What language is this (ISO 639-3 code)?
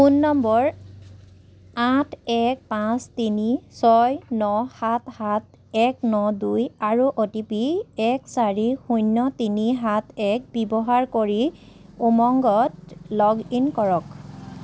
asm